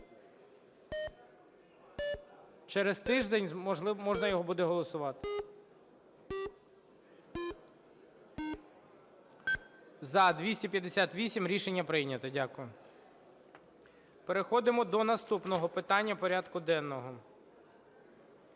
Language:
Ukrainian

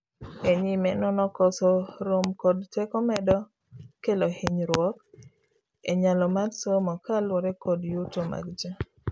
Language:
Luo (Kenya and Tanzania)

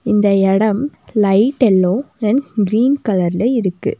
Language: Tamil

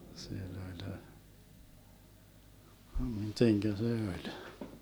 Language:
Finnish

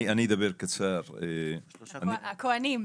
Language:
Hebrew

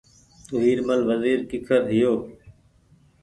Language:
Goaria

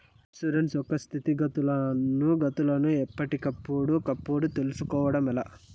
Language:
Telugu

